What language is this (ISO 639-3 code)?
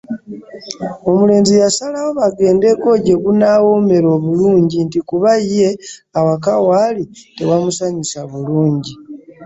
lug